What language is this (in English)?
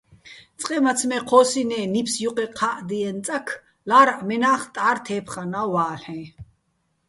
Bats